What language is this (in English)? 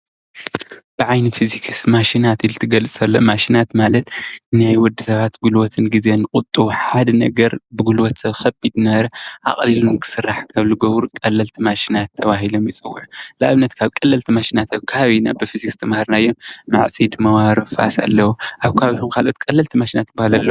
Tigrinya